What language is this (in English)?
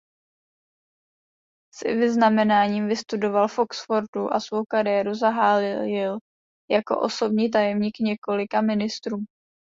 Czech